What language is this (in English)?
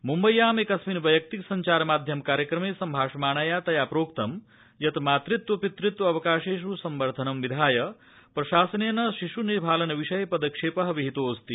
Sanskrit